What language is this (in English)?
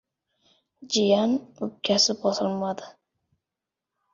Uzbek